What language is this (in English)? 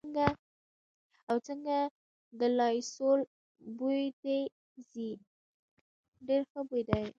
Pashto